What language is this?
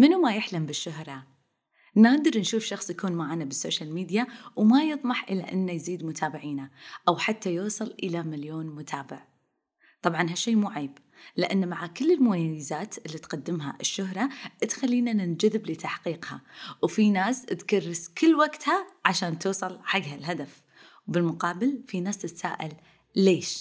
Arabic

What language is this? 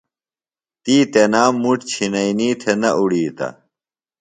Phalura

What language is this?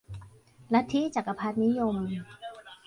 Thai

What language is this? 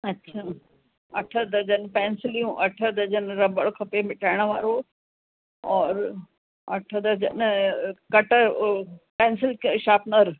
Sindhi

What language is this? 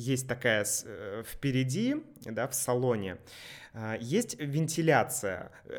Russian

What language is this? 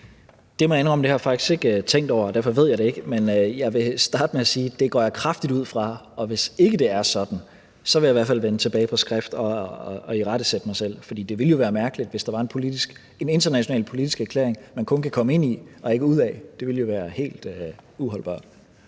Danish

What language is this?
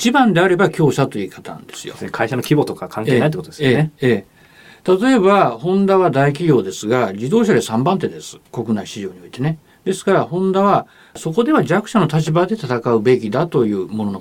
Japanese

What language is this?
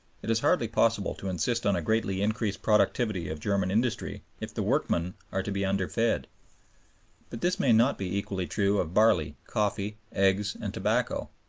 English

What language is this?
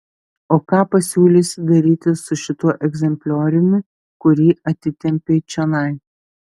Lithuanian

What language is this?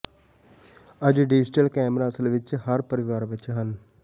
Punjabi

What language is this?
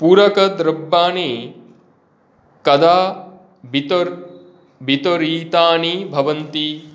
Sanskrit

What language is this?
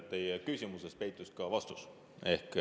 Estonian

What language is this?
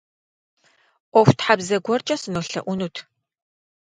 Kabardian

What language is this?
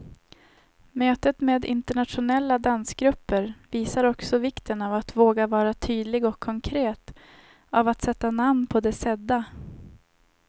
Swedish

